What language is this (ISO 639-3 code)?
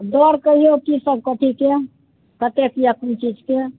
mai